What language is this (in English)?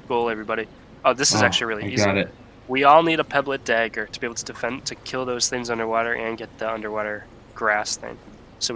English